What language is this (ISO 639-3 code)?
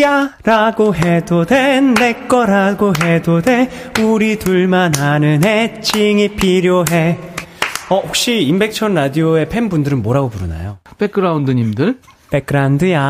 kor